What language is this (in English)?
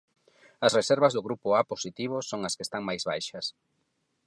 Galician